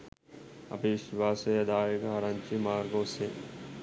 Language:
Sinhala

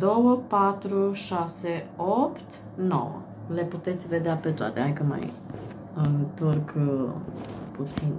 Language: Romanian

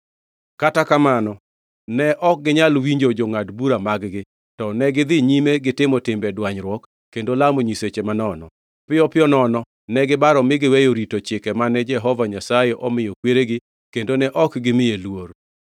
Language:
Luo (Kenya and Tanzania)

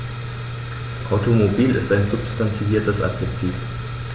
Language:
German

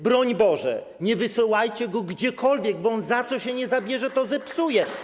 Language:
Polish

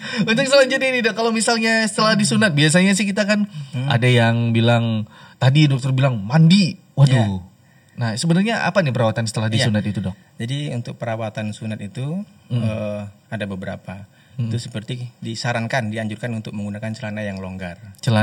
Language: Indonesian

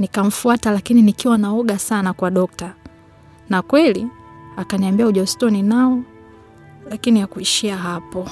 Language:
Swahili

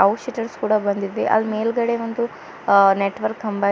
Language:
Kannada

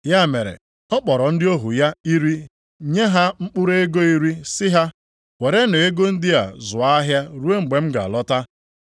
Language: Igbo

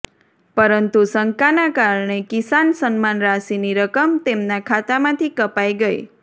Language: Gujarati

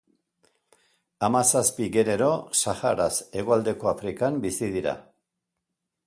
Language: Basque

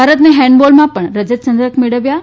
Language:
Gujarati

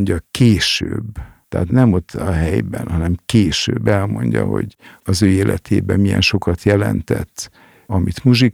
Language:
Hungarian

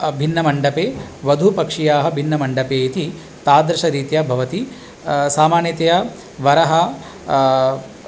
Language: Sanskrit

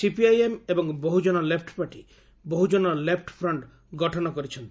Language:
Odia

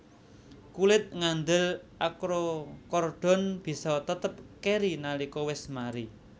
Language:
Javanese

